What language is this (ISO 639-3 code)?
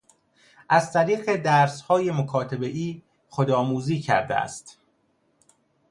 fas